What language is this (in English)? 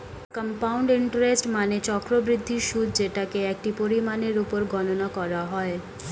Bangla